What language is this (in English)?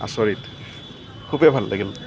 Assamese